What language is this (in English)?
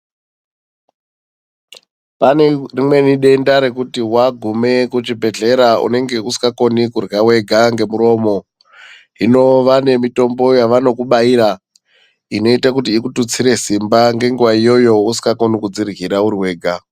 Ndau